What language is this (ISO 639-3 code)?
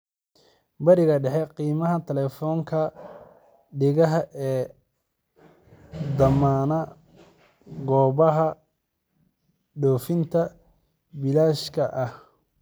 som